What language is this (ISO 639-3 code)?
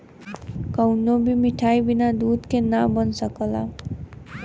bho